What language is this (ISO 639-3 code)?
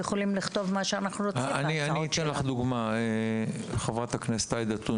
heb